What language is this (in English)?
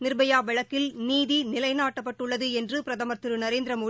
Tamil